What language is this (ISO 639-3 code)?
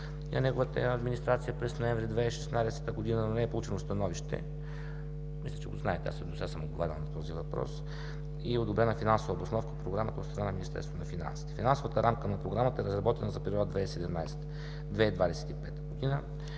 bul